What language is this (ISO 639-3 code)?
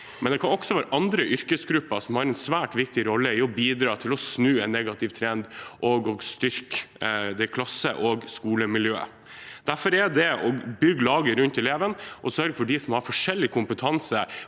nor